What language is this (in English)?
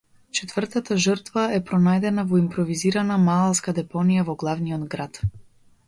Macedonian